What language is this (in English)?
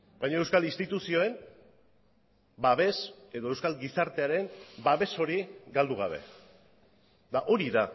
Basque